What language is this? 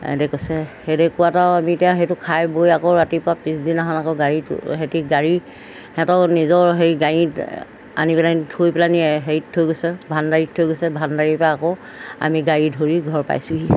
Assamese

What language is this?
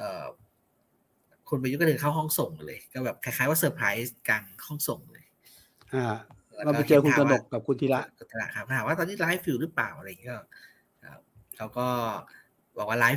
Thai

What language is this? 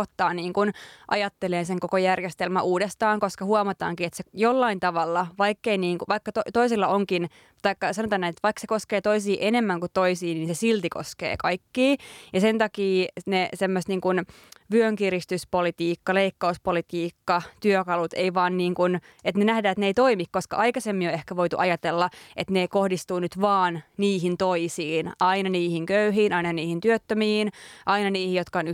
Finnish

